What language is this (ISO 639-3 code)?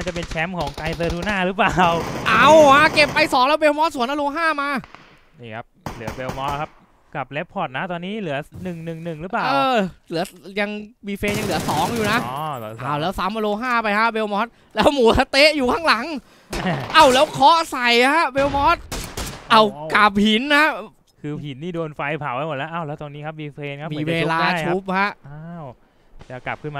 tha